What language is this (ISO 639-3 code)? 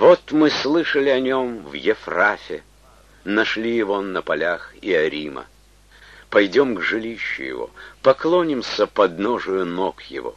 rus